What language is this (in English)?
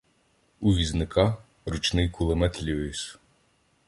Ukrainian